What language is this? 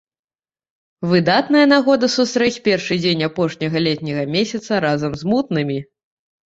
Belarusian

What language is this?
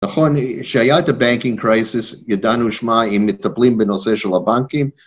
Hebrew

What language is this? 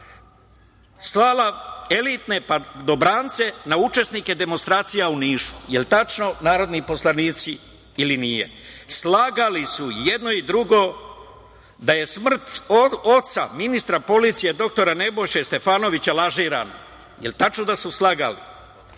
Serbian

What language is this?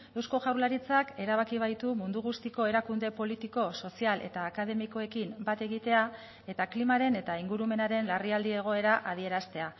Basque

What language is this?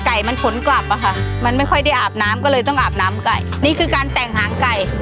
Thai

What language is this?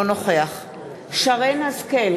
Hebrew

